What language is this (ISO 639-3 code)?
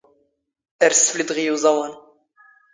zgh